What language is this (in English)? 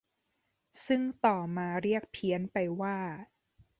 Thai